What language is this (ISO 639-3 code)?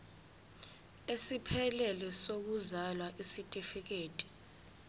zul